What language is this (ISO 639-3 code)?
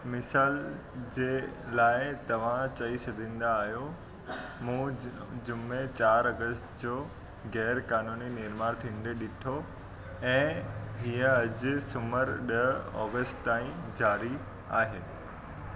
snd